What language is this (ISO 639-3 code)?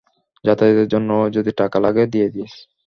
ben